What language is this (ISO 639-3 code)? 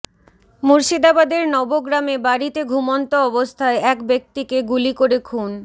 ben